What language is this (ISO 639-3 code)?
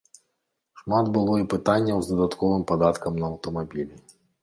bel